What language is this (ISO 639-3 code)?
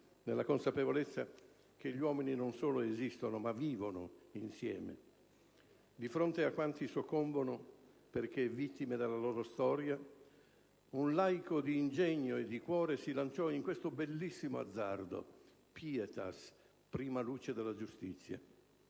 ita